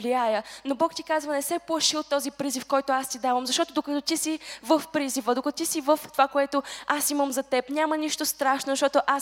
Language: Bulgarian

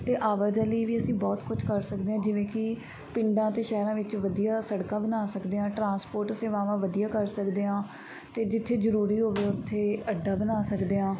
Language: Punjabi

